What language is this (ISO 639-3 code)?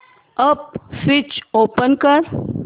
mar